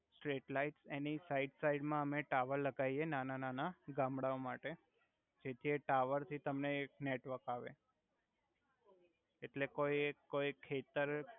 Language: Gujarati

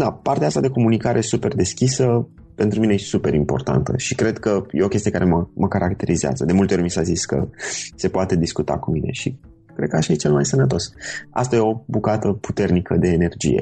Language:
Romanian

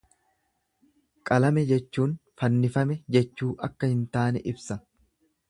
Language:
Oromo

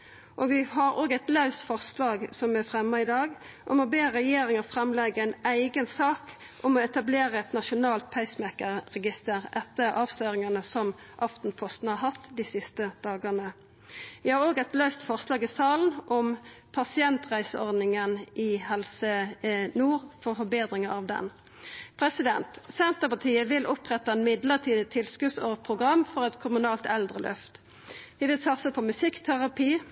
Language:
Norwegian Nynorsk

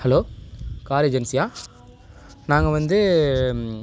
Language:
Tamil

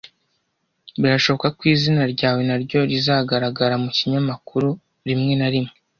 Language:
Kinyarwanda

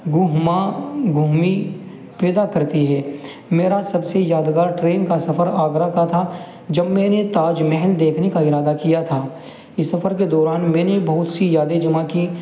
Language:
Urdu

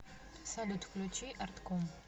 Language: Russian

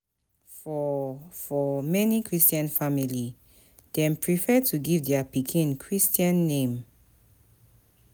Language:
Nigerian Pidgin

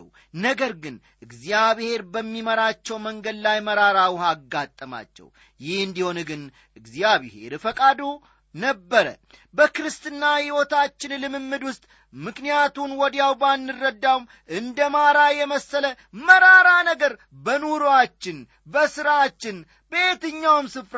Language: Amharic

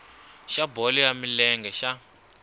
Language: Tsonga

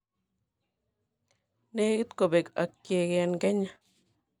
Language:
Kalenjin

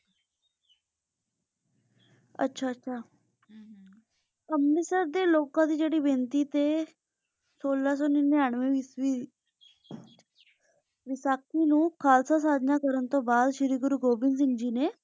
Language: Punjabi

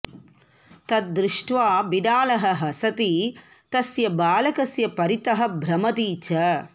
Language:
Sanskrit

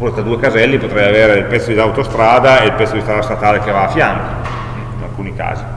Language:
Italian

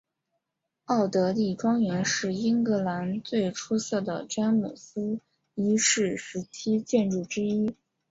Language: Chinese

